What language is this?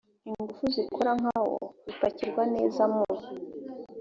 Kinyarwanda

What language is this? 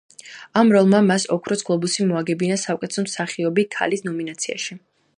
Georgian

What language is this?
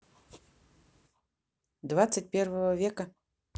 Russian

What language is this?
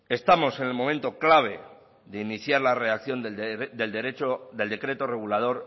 Spanish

